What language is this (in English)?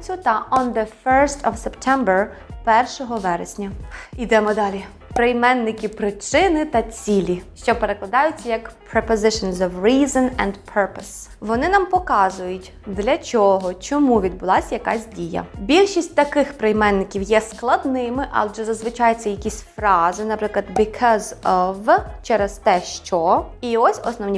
Ukrainian